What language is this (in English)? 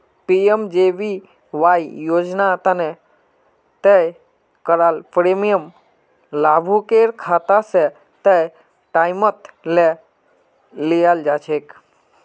Magahi